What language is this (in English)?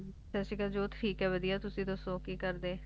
Punjabi